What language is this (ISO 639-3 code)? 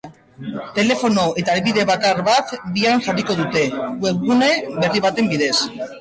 eus